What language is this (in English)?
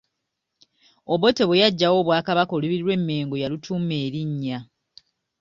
Ganda